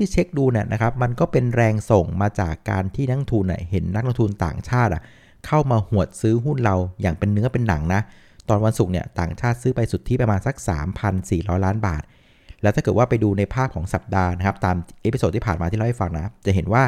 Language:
Thai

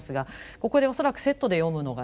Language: Japanese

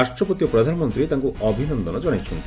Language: Odia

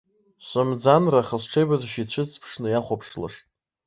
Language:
Abkhazian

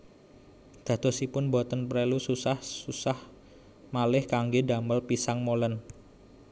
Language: Javanese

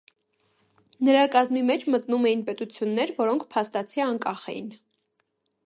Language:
Armenian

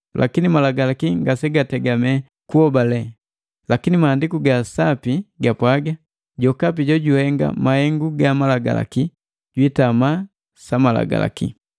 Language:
Matengo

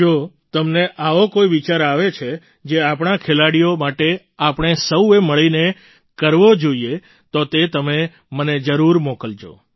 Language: Gujarati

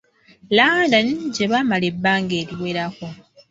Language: Ganda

